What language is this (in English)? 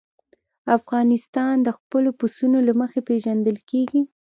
Pashto